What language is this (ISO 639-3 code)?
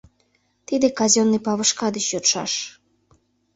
chm